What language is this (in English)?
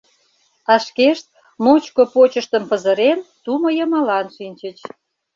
Mari